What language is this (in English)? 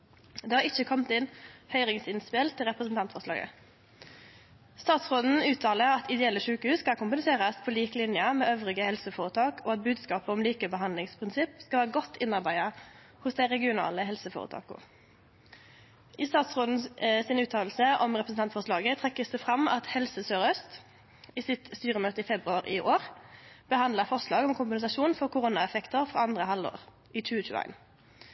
Norwegian Nynorsk